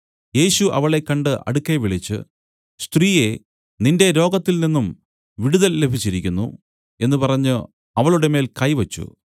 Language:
Malayalam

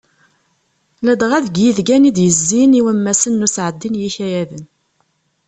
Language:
Kabyle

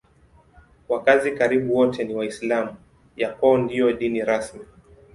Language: Swahili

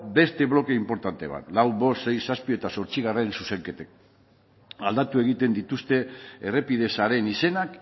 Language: Basque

